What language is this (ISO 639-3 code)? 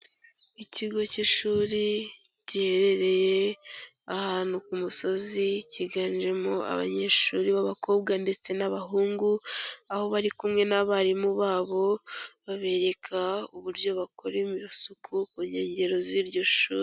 kin